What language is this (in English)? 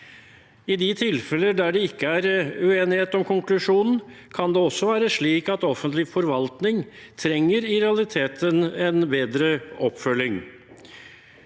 Norwegian